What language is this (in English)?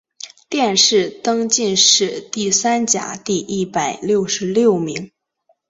Chinese